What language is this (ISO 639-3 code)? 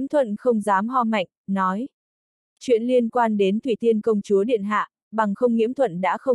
vie